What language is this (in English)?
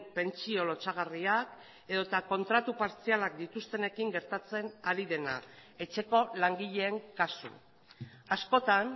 Basque